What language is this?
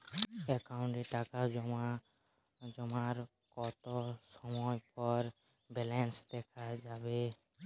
Bangla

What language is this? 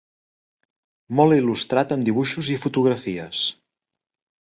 Catalan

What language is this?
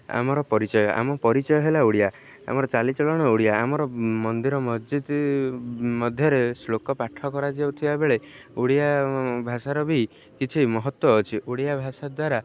Odia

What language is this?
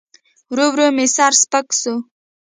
Pashto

